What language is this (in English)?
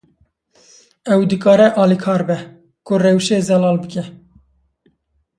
Kurdish